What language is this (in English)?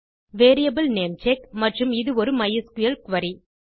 Tamil